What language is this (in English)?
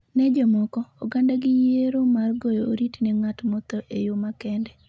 Luo (Kenya and Tanzania)